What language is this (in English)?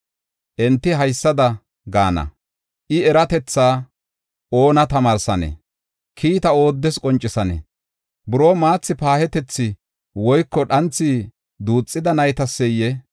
Gofa